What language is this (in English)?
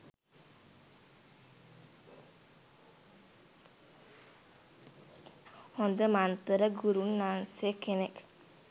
Sinhala